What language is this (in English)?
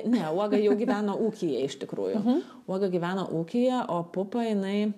Lithuanian